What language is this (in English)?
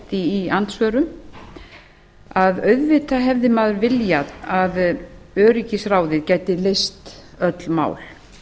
Icelandic